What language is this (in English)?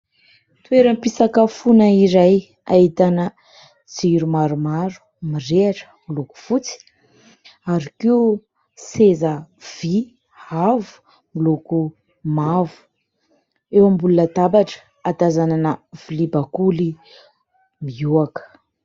Malagasy